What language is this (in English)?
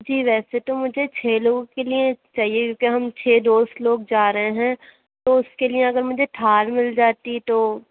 Urdu